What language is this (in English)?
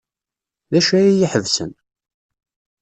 Kabyle